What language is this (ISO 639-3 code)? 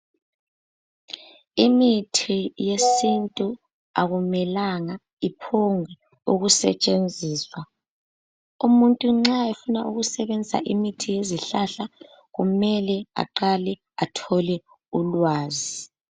nde